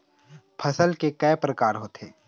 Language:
Chhattisgarhi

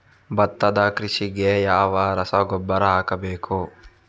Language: Kannada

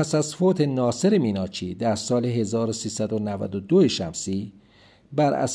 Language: Persian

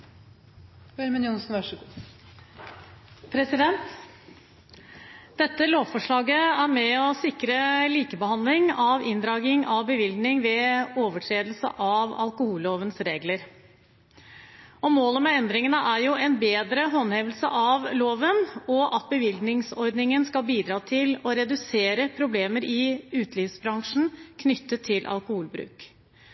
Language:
Norwegian Bokmål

